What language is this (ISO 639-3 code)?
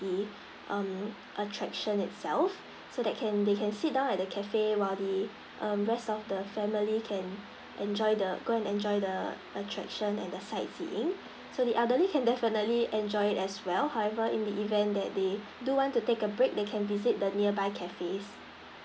eng